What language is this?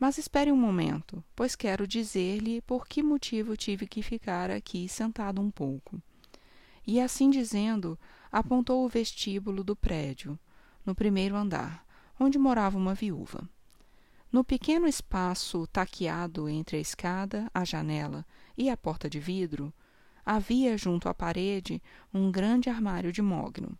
Portuguese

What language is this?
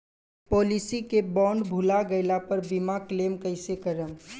Bhojpuri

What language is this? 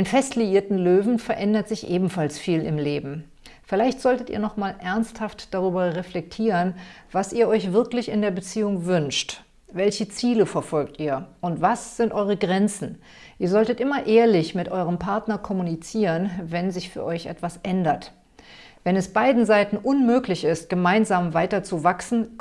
German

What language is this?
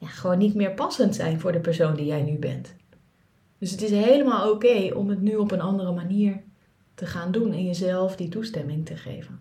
Dutch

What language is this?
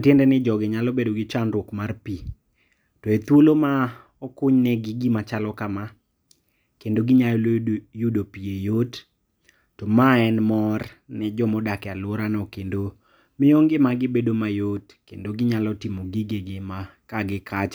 Luo (Kenya and Tanzania)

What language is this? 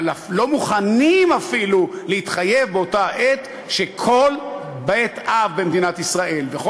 Hebrew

